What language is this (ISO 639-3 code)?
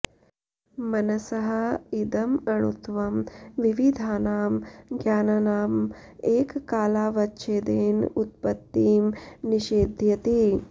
san